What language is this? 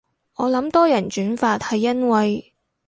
Cantonese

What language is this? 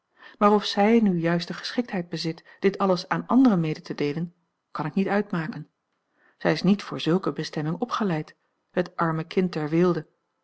Dutch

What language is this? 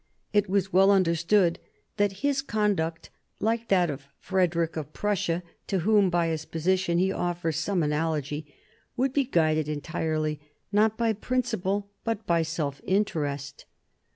English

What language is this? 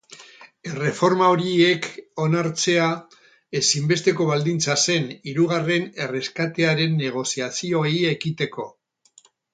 Basque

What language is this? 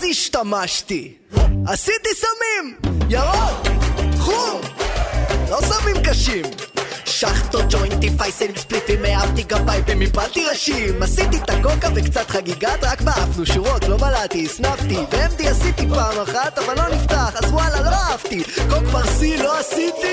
Hebrew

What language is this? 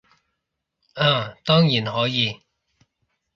Cantonese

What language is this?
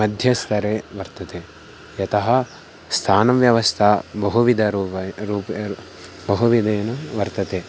Sanskrit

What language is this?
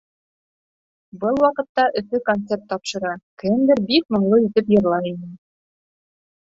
Bashkir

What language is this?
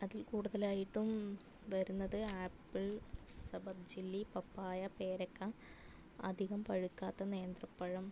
Malayalam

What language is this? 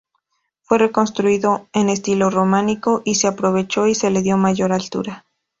Spanish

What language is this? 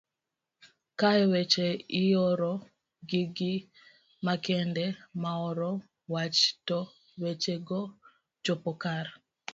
Luo (Kenya and Tanzania)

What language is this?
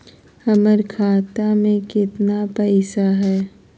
Magahi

